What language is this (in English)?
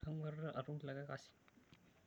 Masai